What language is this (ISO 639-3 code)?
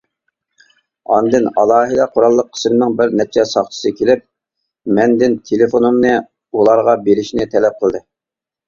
uig